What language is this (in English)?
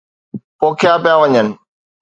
Sindhi